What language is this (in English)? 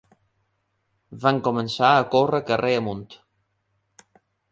Catalan